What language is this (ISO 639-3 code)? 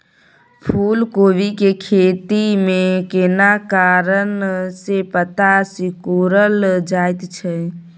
mai